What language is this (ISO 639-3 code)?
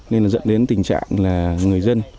vie